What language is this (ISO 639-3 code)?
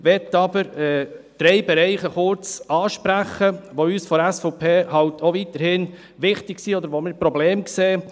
gsw